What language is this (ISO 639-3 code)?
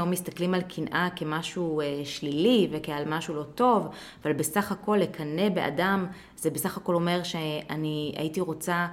heb